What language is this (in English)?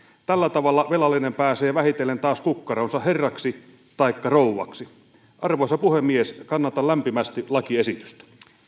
Finnish